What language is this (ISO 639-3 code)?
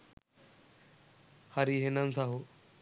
sin